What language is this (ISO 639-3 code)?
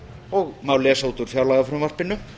isl